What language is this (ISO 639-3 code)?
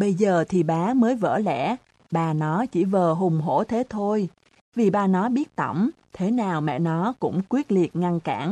vie